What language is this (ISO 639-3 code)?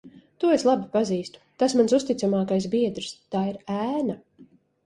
lav